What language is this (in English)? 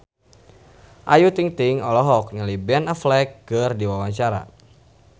Sundanese